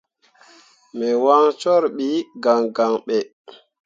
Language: Mundang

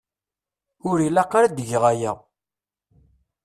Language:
Kabyle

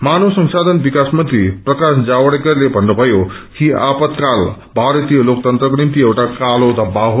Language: Nepali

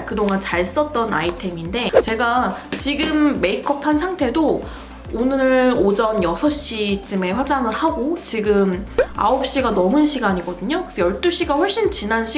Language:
Korean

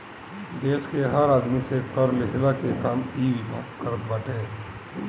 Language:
Bhojpuri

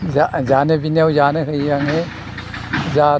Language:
Bodo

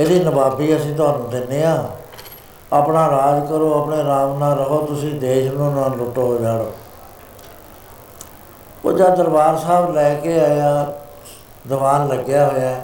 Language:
Punjabi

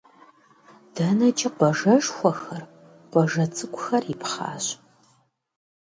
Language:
Kabardian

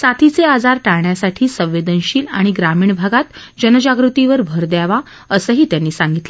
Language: Marathi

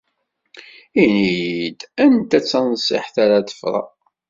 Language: Kabyle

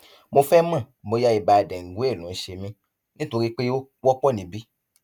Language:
Yoruba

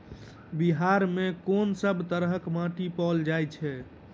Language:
Maithili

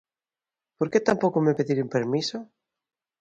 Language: Galician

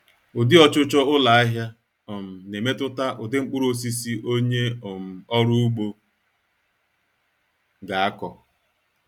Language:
Igbo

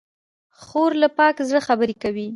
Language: Pashto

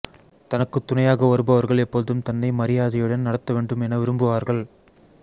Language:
Tamil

